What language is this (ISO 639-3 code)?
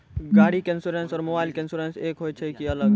mai